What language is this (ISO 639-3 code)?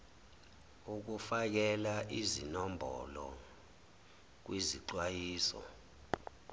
zul